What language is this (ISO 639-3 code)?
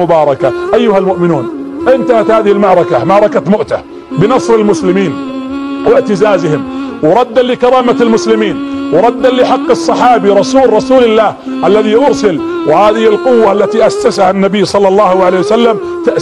ara